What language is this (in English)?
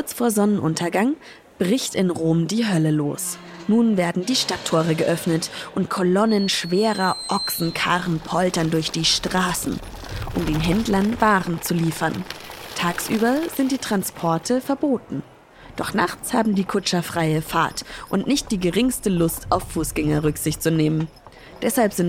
German